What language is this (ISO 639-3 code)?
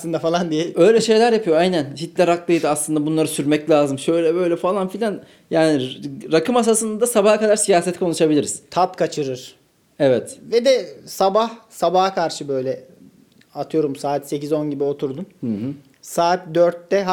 tur